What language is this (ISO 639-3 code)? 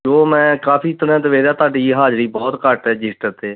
pan